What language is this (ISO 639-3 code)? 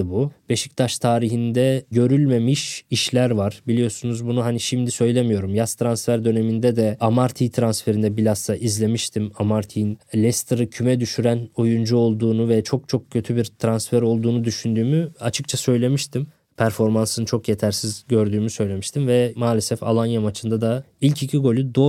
tur